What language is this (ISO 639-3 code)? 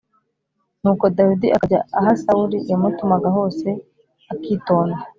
kin